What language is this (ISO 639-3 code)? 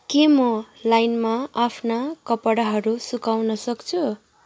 nep